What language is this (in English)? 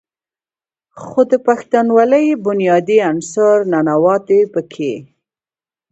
Pashto